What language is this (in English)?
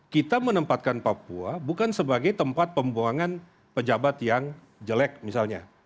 Indonesian